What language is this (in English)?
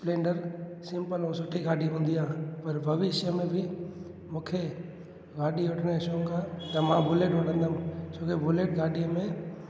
Sindhi